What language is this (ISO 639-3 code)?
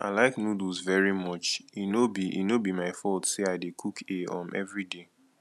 pcm